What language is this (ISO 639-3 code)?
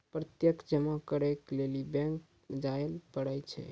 mai